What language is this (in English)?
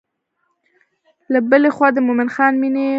Pashto